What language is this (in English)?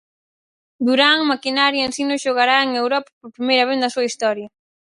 Galician